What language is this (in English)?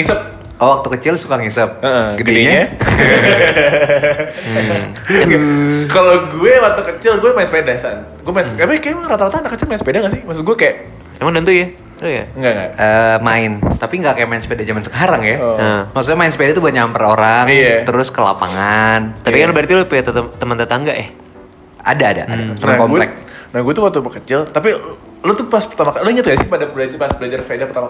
Indonesian